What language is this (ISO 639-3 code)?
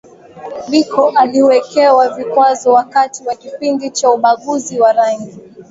swa